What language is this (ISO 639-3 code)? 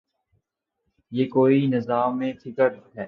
urd